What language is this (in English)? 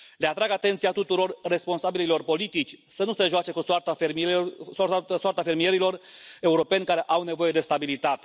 Romanian